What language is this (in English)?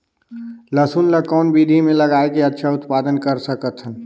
Chhattisgarhi